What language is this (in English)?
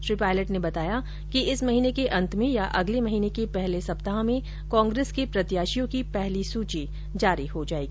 Hindi